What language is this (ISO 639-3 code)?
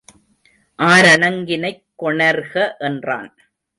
tam